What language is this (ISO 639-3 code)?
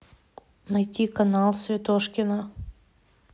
rus